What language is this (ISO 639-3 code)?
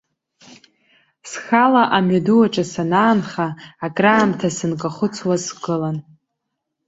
abk